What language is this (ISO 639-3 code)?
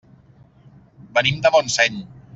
cat